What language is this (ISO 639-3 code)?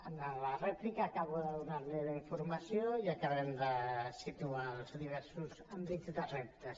cat